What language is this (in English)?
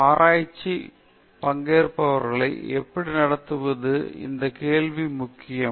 Tamil